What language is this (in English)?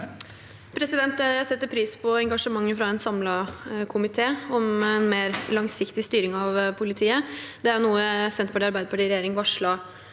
Norwegian